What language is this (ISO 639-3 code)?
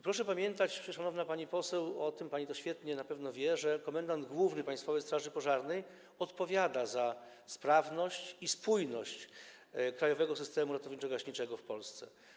pol